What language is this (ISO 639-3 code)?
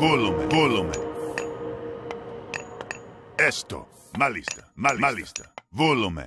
ell